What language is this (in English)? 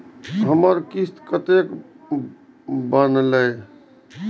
Maithili